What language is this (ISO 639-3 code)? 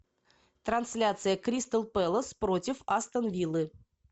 rus